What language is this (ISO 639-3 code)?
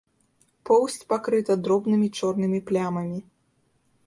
bel